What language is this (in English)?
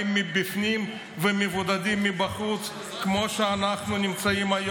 Hebrew